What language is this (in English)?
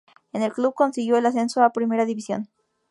Spanish